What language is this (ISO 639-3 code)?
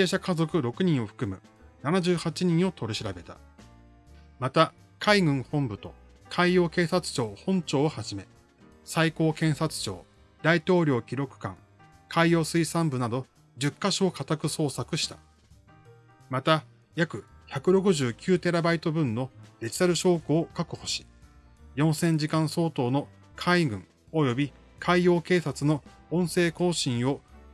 jpn